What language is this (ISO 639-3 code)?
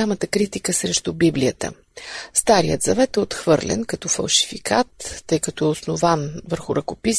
bul